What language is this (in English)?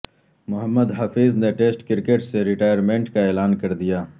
Urdu